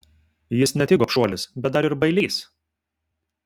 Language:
Lithuanian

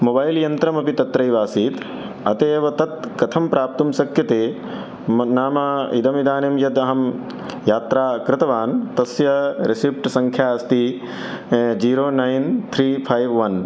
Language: Sanskrit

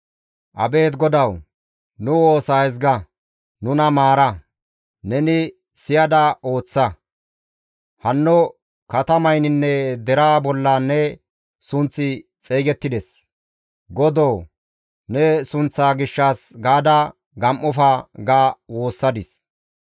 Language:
Gamo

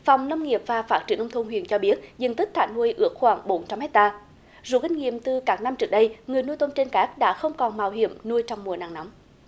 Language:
Vietnamese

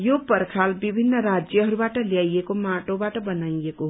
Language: Nepali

